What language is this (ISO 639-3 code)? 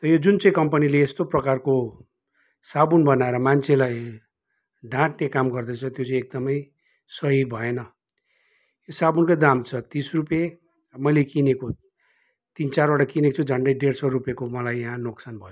nep